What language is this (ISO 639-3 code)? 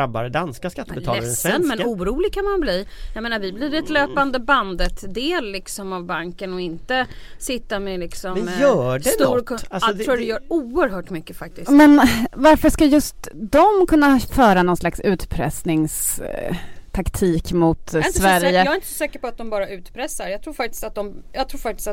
swe